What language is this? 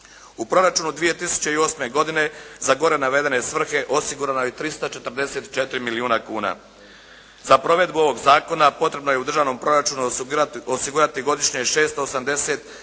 Croatian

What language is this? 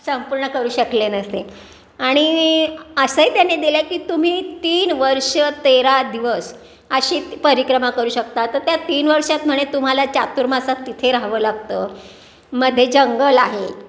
Marathi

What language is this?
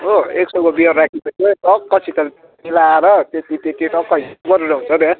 Nepali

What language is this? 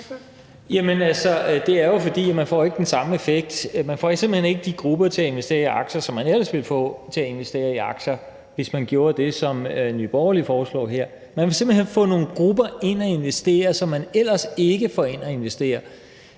Danish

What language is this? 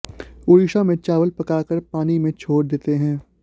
Sanskrit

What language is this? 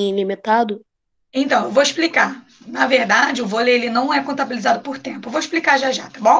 Portuguese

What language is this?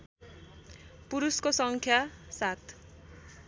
Nepali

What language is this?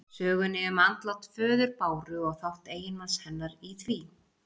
Icelandic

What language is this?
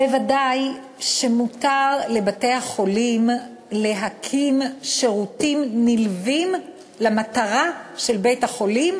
Hebrew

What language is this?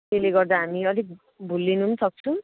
Nepali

